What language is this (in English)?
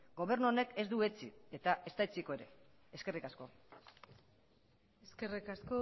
Basque